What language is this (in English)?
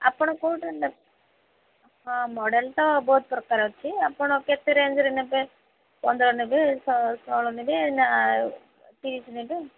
Odia